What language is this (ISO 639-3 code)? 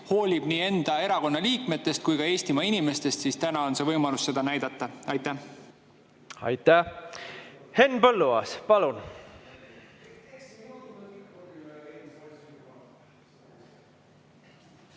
est